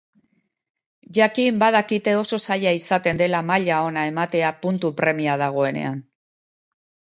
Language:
Basque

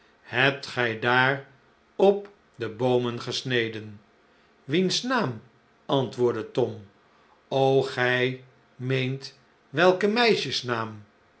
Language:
Dutch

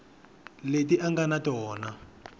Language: Tsonga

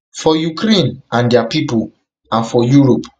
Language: Nigerian Pidgin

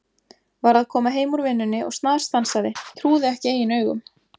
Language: Icelandic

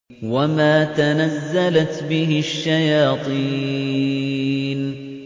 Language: Arabic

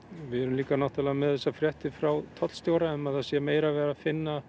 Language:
Icelandic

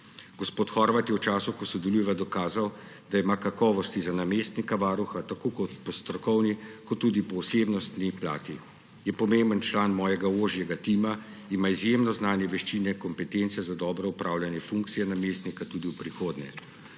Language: Slovenian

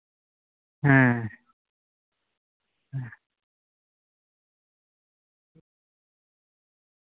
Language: Santali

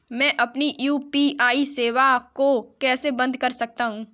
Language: Hindi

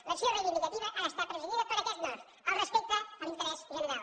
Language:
Catalan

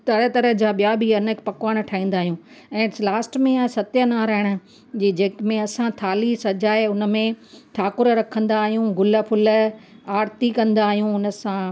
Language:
Sindhi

